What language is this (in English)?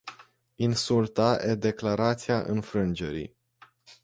Romanian